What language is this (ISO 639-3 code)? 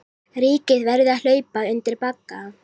isl